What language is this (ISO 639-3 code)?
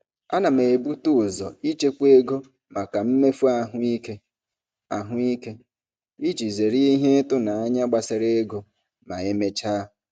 ibo